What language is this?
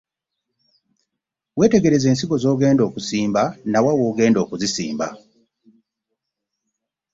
Ganda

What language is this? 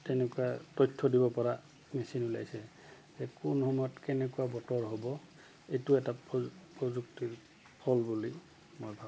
Assamese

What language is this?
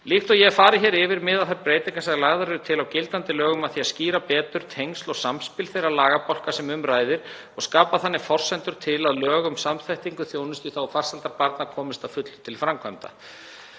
Icelandic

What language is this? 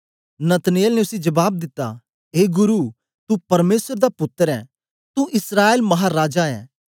Dogri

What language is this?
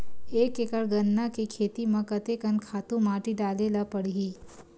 Chhattisgarhi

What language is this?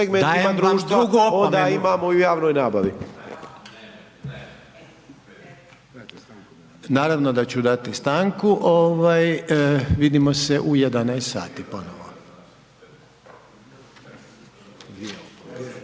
Croatian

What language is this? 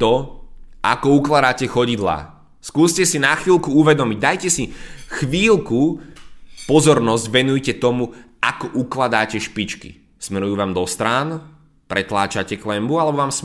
Slovak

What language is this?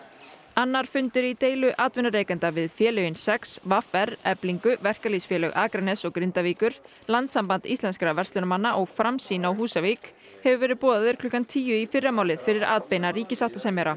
Icelandic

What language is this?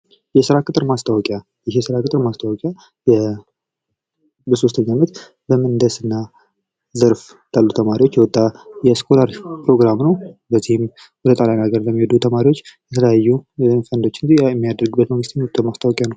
Amharic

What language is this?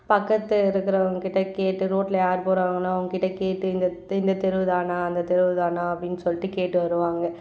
Tamil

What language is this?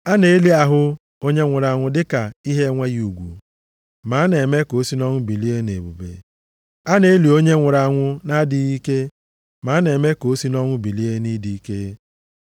Igbo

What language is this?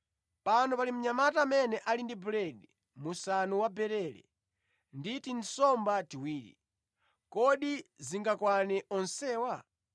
Nyanja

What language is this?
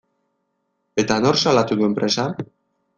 Basque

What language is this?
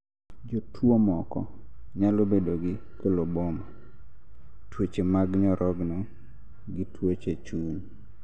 Luo (Kenya and Tanzania)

